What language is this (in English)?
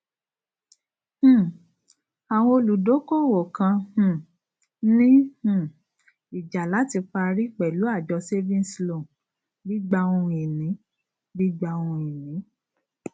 Yoruba